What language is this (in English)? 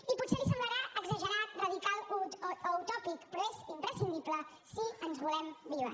Catalan